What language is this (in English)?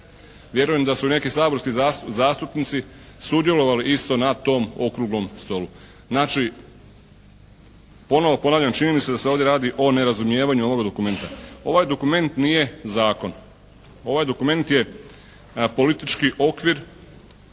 Croatian